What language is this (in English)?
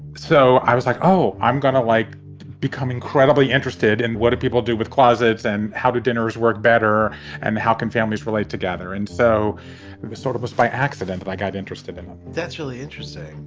English